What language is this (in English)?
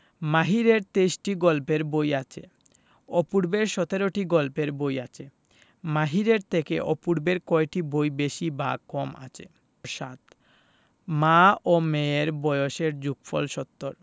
Bangla